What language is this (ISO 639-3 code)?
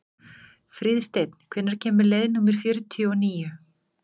isl